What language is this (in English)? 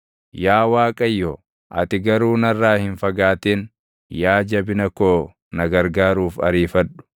Oromo